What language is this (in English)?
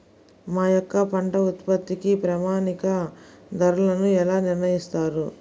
Telugu